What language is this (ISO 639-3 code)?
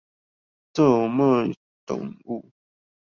zho